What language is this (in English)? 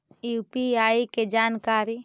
Magahi